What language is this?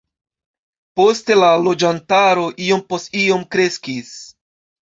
Esperanto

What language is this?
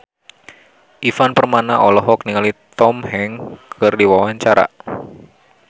Sundanese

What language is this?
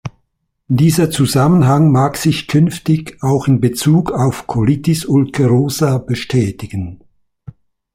German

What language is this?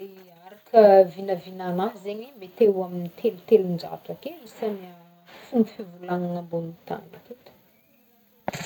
Northern Betsimisaraka Malagasy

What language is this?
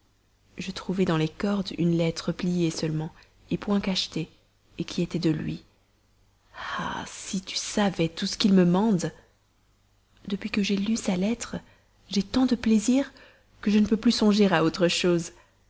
French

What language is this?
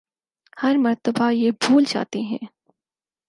Urdu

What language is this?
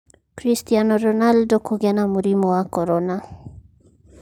Kikuyu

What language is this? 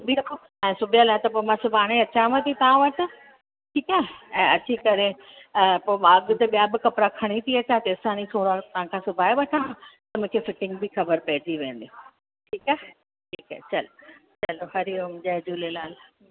Sindhi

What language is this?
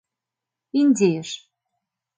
Mari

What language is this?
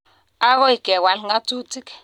Kalenjin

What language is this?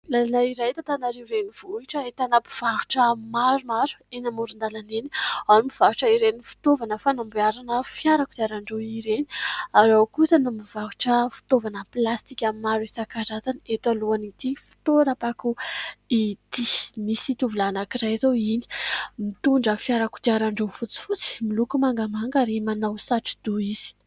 Malagasy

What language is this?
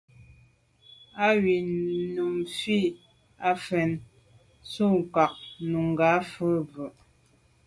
Medumba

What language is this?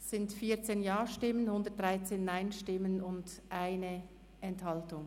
Swiss German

